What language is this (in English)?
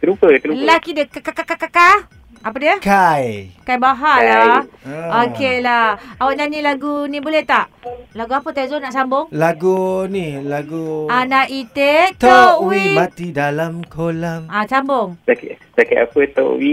Malay